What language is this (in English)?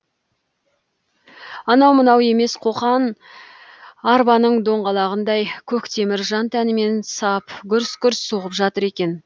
Kazakh